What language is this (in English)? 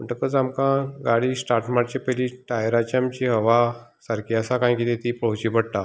Konkani